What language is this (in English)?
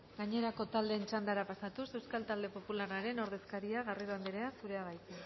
Basque